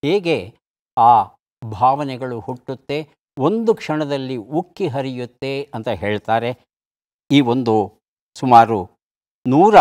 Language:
Kannada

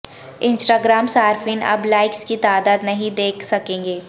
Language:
Urdu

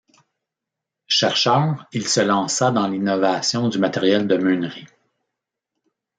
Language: French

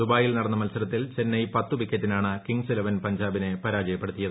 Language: Malayalam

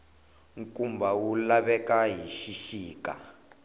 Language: Tsonga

